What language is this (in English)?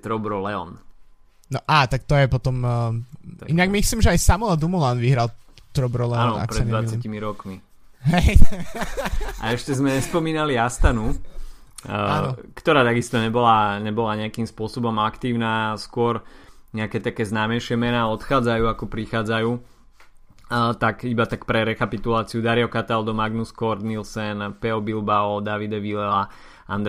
Slovak